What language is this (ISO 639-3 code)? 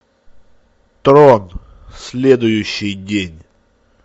rus